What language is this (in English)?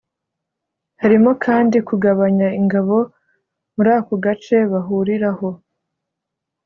Kinyarwanda